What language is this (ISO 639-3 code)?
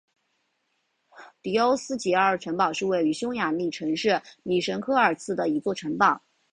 zho